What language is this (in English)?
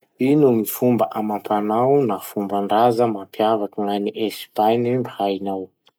Masikoro Malagasy